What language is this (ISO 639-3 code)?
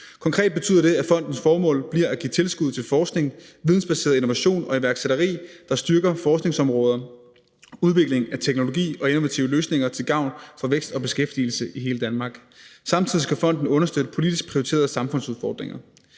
dan